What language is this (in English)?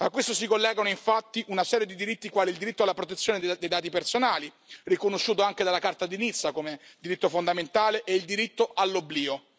Italian